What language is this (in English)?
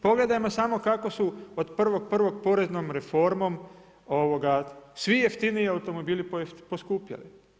Croatian